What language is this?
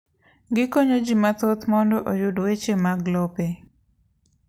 Luo (Kenya and Tanzania)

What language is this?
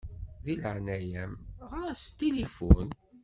Kabyle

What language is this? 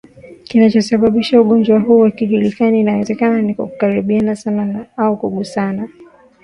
Swahili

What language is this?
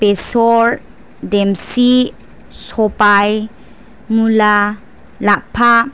Bodo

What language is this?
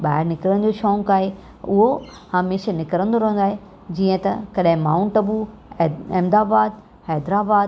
Sindhi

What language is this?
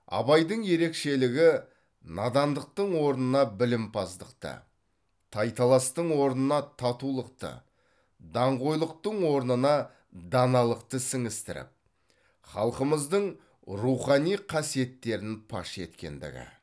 Kazakh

